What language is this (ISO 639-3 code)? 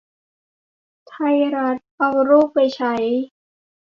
tha